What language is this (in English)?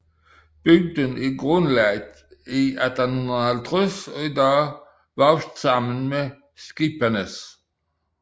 Danish